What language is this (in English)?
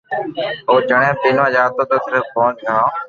Loarki